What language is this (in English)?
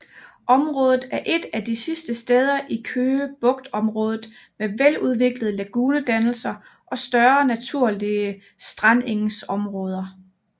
Danish